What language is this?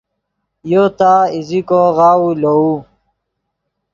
Yidgha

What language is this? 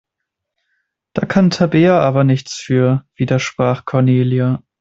German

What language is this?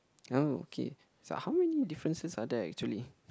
English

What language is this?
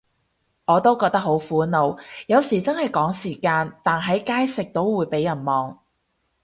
Cantonese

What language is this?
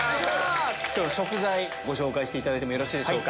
Japanese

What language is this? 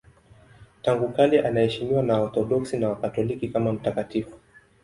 Swahili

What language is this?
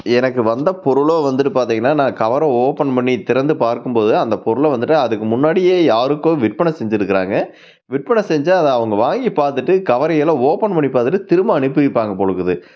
Tamil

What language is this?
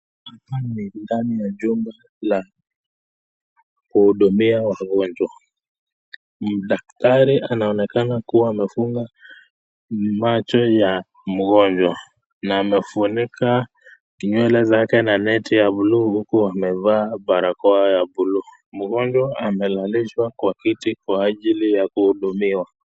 Swahili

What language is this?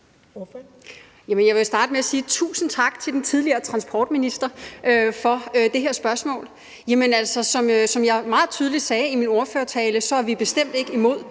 Danish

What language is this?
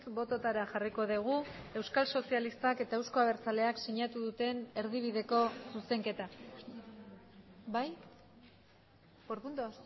Basque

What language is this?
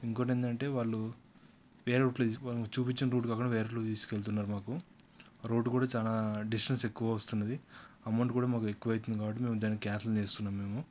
Telugu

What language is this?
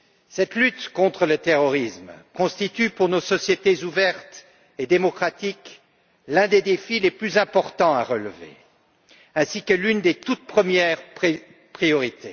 French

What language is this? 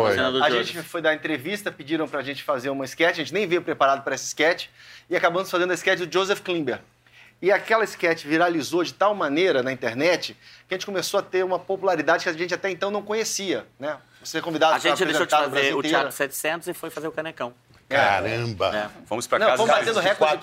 Portuguese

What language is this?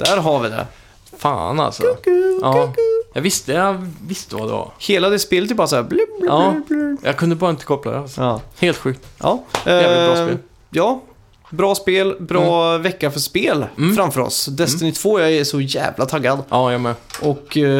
Swedish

